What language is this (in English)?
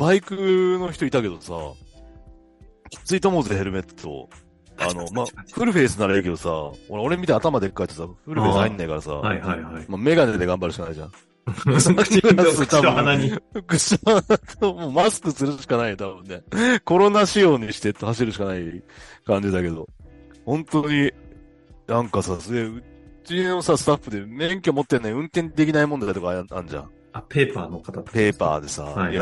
Japanese